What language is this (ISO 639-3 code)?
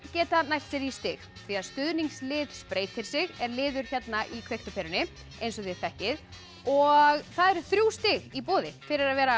isl